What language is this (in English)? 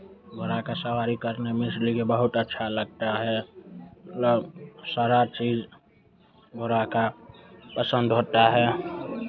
Hindi